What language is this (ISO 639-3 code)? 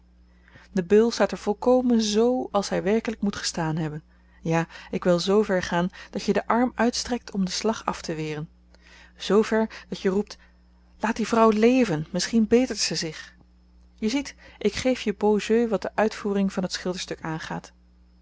nld